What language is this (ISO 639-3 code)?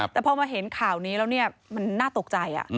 tha